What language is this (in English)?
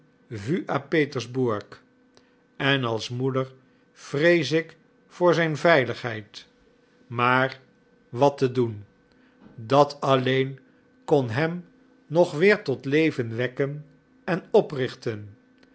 Dutch